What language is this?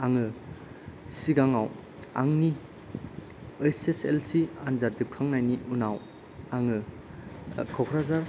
Bodo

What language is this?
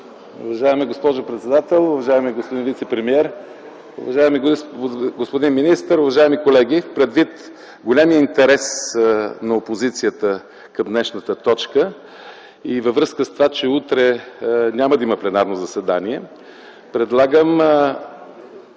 Bulgarian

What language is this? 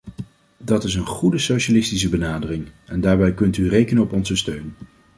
Dutch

